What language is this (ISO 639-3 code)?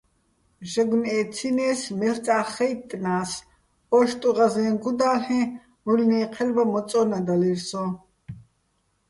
bbl